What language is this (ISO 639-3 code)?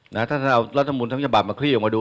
tha